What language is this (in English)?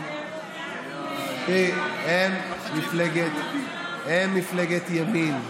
Hebrew